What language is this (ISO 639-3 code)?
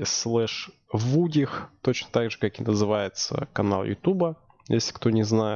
rus